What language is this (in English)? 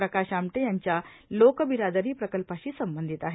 Marathi